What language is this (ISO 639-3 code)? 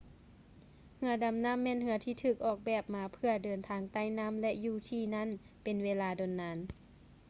lao